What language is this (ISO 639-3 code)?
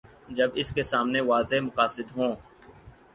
urd